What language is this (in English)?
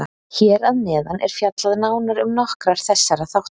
Icelandic